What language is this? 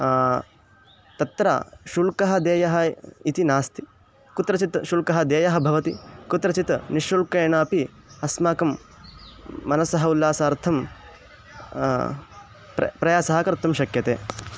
Sanskrit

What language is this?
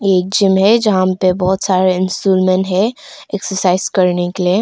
Hindi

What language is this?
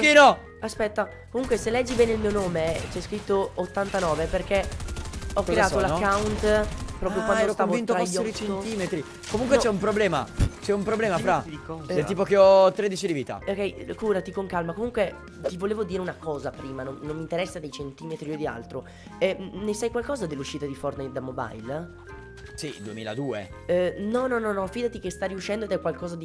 Italian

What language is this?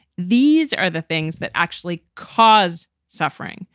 English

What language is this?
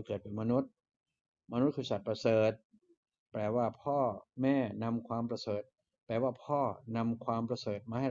Thai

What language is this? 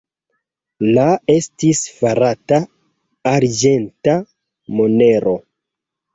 Esperanto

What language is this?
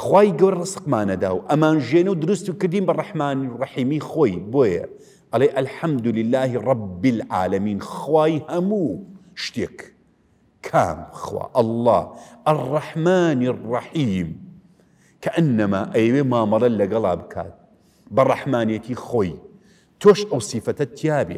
Arabic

